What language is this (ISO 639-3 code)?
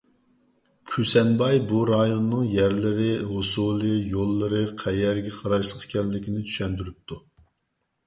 uig